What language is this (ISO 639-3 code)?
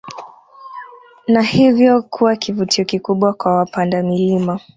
swa